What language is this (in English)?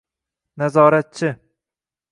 Uzbek